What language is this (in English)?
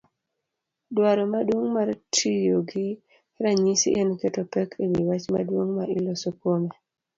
Luo (Kenya and Tanzania)